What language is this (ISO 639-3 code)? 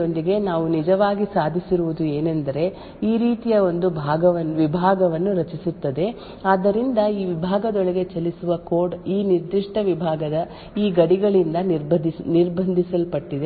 kan